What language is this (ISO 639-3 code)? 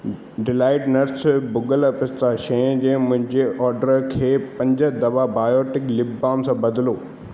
snd